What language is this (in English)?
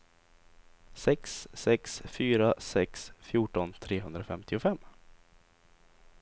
Swedish